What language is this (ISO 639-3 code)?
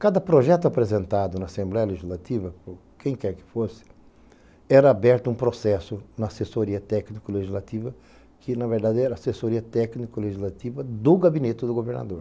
por